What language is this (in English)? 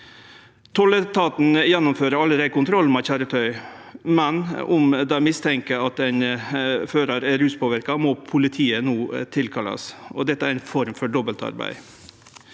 Norwegian